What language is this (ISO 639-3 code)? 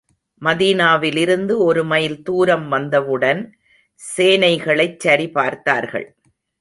tam